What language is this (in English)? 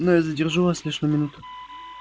Russian